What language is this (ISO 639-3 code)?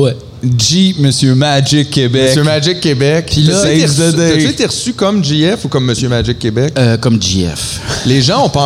fra